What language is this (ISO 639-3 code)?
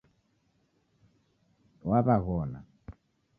dav